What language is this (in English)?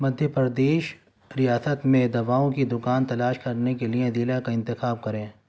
Urdu